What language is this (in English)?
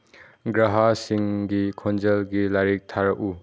Manipuri